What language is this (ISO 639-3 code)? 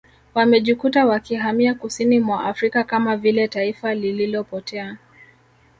swa